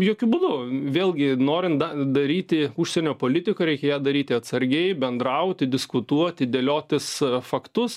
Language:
Lithuanian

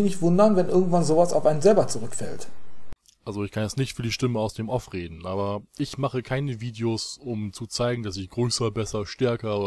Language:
German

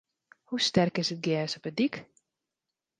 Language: Western Frisian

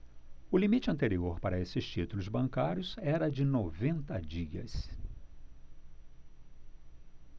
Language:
Portuguese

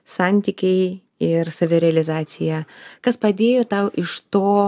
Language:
Lithuanian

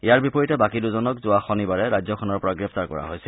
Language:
Assamese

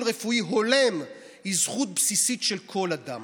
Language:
Hebrew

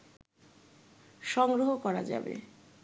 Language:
Bangla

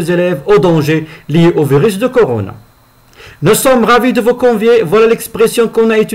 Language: French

